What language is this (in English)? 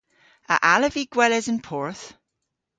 Cornish